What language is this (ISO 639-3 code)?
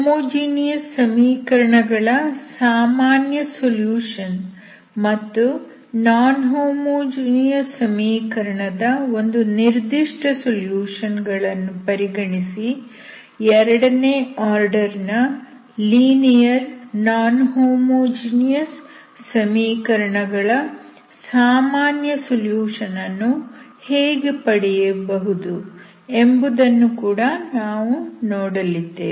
kan